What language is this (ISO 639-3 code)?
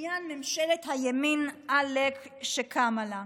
heb